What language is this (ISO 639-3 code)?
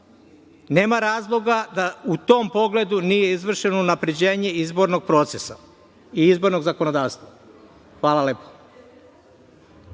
srp